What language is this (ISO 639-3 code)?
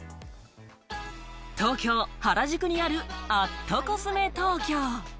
jpn